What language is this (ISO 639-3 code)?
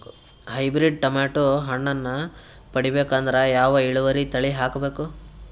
kan